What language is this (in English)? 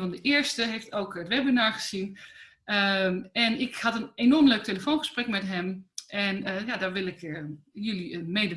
Dutch